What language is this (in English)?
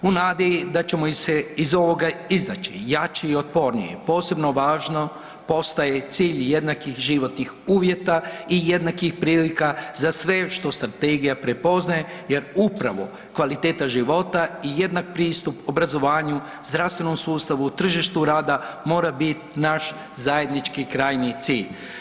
Croatian